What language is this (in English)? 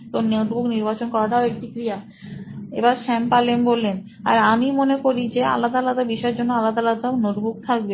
Bangla